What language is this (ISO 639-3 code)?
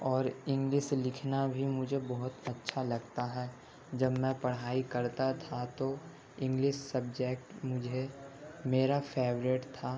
urd